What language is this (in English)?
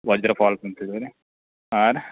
Kannada